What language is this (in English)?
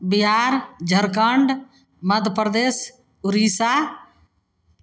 Maithili